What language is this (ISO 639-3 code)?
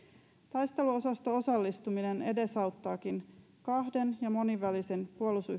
fin